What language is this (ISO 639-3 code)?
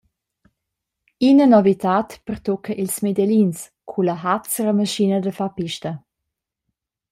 roh